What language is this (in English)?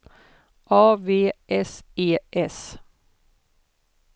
Swedish